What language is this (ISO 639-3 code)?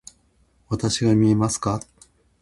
jpn